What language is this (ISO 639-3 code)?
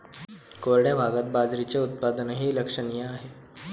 mar